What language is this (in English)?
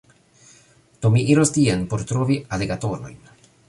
Esperanto